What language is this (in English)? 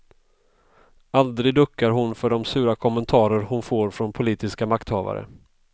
Swedish